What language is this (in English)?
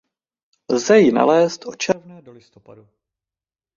Czech